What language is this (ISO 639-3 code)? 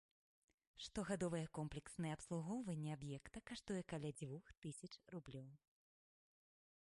bel